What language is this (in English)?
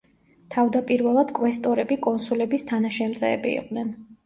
Georgian